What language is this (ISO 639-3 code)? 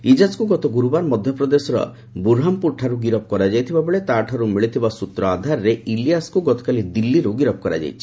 ori